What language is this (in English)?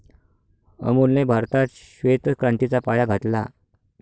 Marathi